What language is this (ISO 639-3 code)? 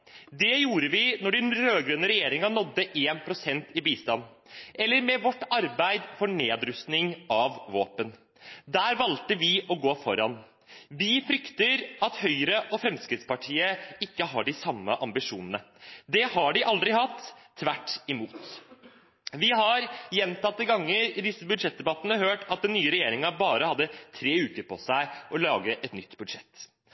nob